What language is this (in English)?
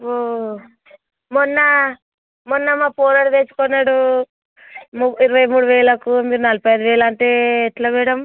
Telugu